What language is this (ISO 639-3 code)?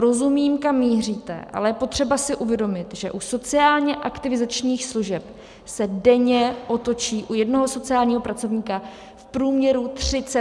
ces